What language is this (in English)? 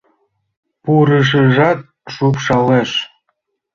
Mari